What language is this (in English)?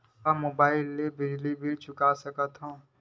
Chhattisgarhi